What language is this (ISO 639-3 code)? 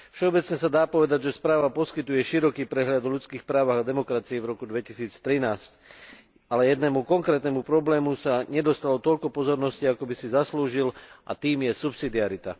slk